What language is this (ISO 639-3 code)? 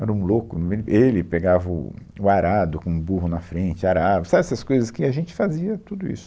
por